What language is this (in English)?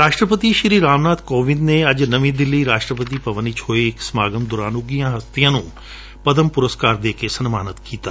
Punjabi